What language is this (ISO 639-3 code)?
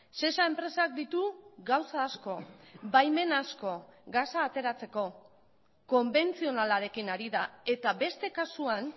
eus